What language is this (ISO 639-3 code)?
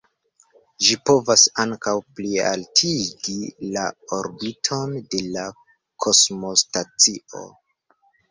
epo